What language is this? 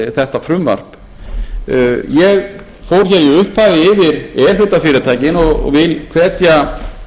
Icelandic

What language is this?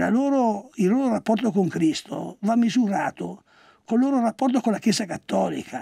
Italian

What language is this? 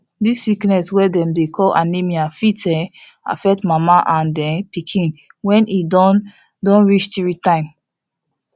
Nigerian Pidgin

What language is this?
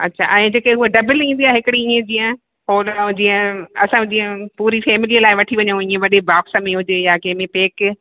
Sindhi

